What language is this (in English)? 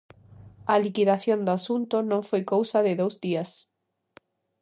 Galician